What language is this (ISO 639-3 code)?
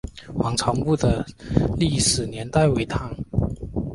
zho